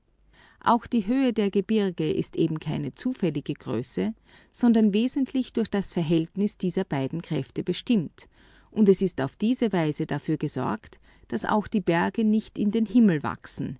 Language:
German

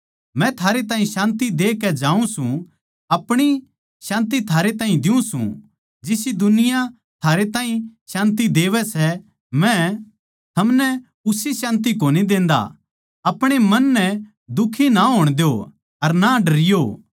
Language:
Haryanvi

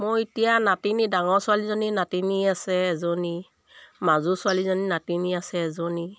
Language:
Assamese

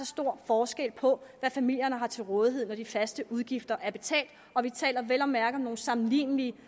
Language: Danish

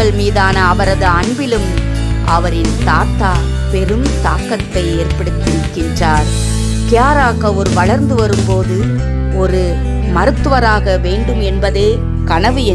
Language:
Finnish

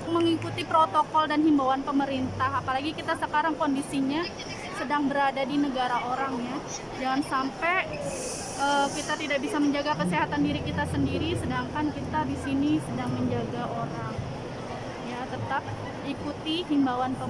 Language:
Indonesian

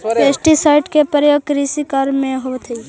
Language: Magahi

